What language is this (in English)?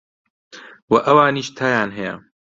Central Kurdish